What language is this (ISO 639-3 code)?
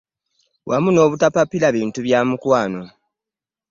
lug